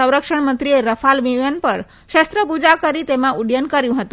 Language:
Gujarati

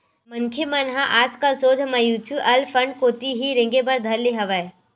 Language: Chhattisgarhi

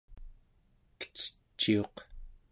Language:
Central Yupik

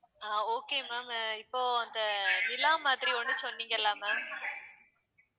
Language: Tamil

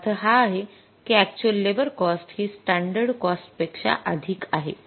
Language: Marathi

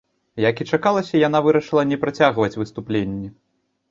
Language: Belarusian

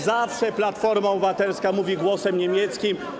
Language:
Polish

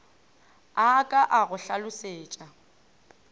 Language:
Northern Sotho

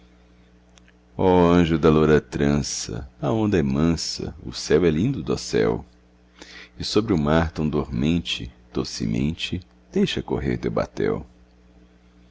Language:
Portuguese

